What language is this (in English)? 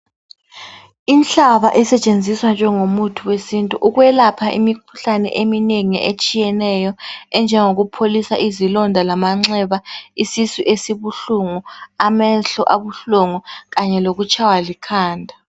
North Ndebele